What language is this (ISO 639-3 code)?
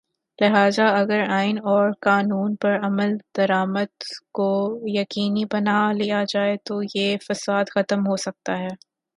urd